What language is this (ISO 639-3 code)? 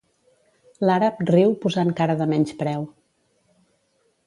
cat